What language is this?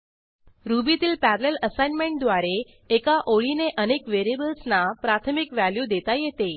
Marathi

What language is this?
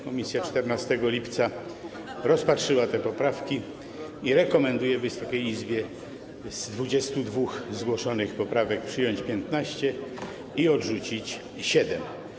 Polish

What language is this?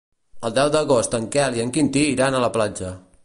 Catalan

